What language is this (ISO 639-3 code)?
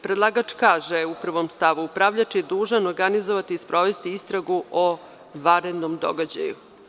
srp